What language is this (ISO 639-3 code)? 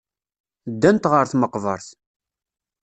kab